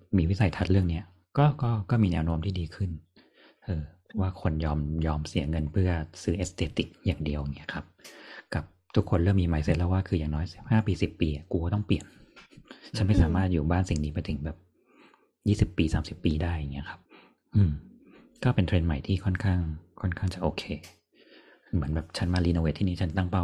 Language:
Thai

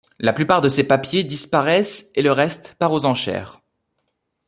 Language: French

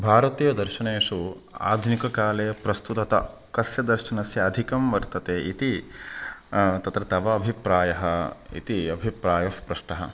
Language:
Sanskrit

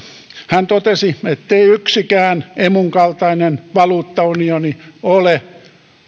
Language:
Finnish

